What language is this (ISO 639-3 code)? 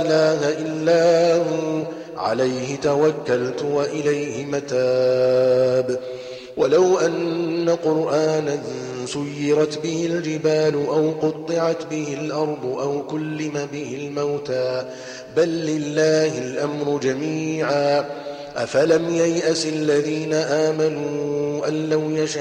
ara